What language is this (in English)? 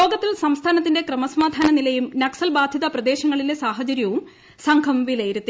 Malayalam